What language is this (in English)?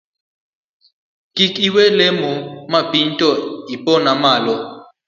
Luo (Kenya and Tanzania)